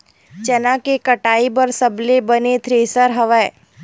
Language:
Chhattisgarhi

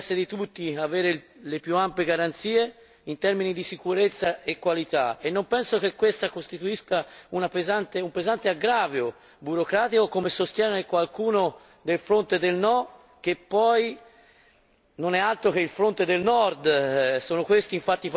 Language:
Italian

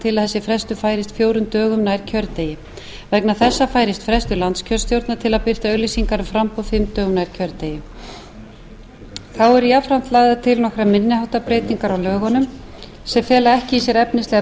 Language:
Icelandic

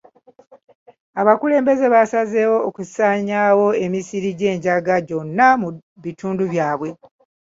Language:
Ganda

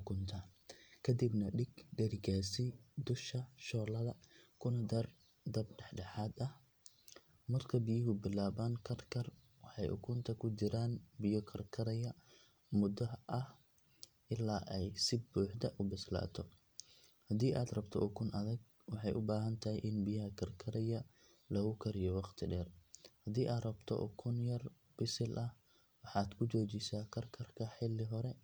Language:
Somali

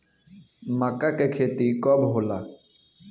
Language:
Bhojpuri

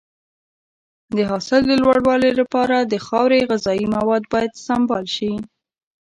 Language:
Pashto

